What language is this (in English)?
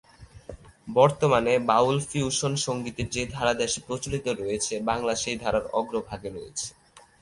Bangla